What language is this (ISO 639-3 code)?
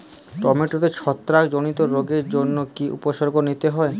ben